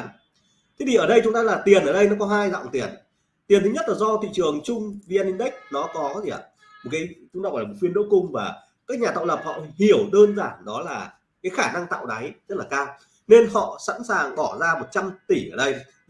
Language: Vietnamese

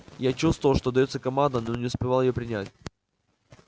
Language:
Russian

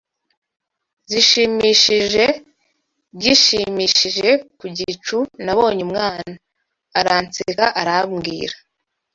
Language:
Kinyarwanda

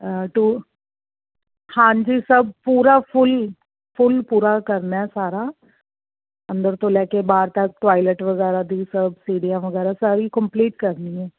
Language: Punjabi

